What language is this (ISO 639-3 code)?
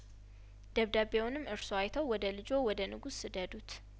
amh